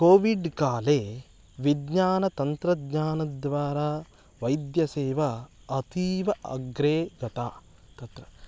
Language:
Sanskrit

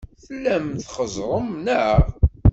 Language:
Kabyle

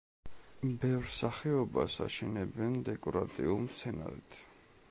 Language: Georgian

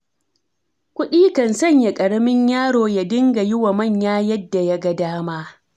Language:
Hausa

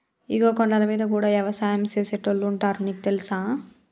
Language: Telugu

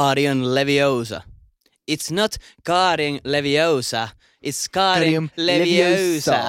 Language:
Finnish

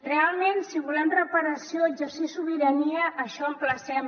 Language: Catalan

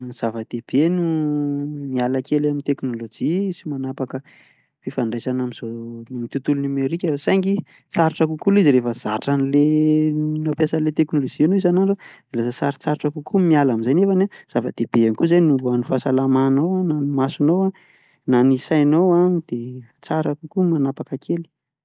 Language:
Malagasy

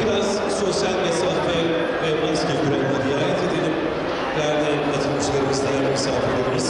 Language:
Turkish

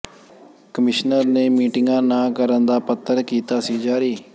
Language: Punjabi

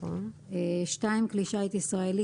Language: Hebrew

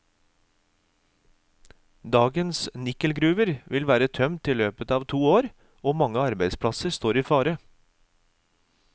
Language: Norwegian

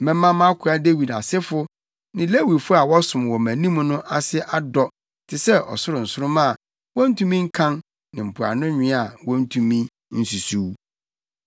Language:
Akan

